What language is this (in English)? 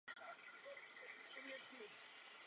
Czech